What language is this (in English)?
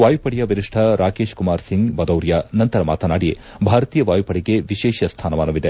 Kannada